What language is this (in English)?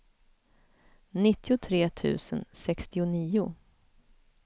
Swedish